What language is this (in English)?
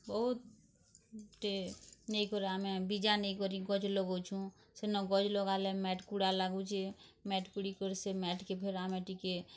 Odia